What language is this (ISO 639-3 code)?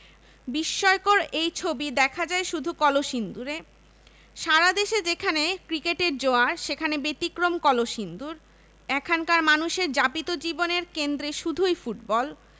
ben